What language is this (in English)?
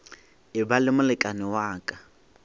Northern Sotho